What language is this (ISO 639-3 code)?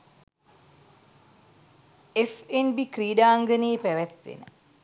sin